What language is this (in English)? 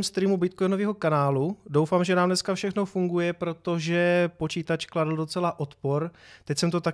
Czech